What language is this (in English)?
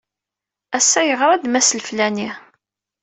Kabyle